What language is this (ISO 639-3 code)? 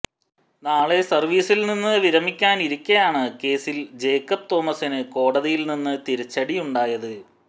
mal